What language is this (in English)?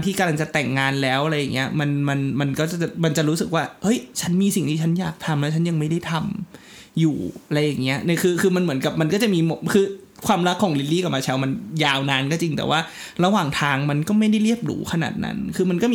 Thai